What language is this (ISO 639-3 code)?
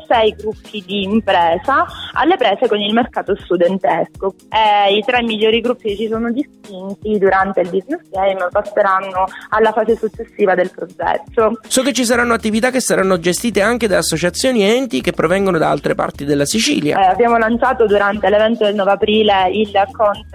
ita